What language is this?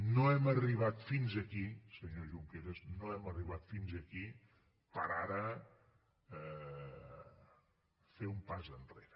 Catalan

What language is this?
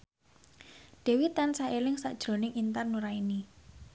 Javanese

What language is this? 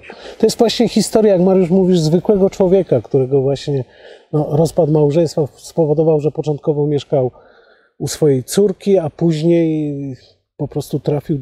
Polish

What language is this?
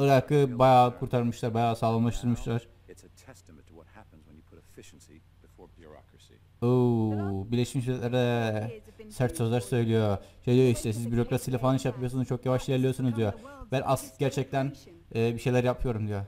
Turkish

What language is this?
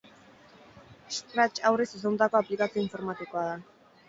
Basque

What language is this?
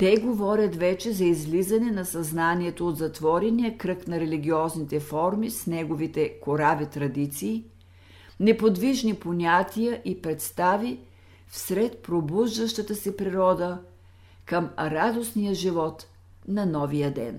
Bulgarian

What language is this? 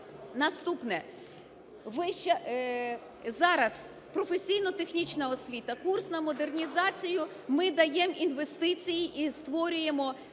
Ukrainian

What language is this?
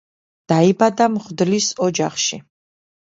Georgian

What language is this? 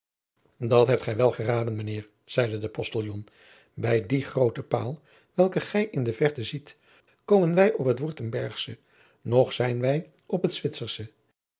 Dutch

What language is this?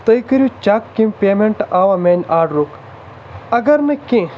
Kashmiri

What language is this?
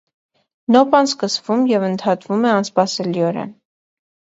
Armenian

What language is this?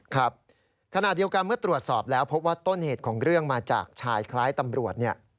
Thai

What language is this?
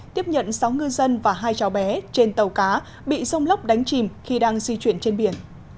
Vietnamese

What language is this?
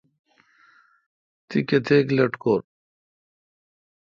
Kalkoti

